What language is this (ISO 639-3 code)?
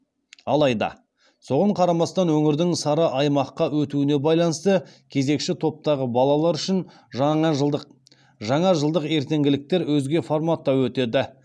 kaz